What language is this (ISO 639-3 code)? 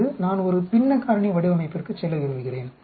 tam